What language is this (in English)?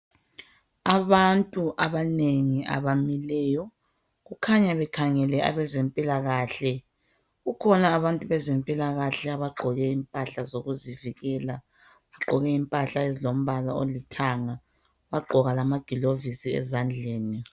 North Ndebele